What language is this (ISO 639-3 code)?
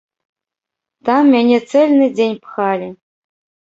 bel